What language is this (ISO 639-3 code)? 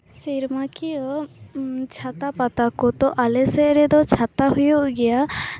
sat